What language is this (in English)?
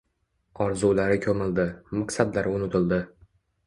Uzbek